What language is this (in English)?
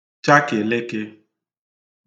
Igbo